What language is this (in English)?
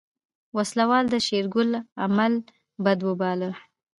Pashto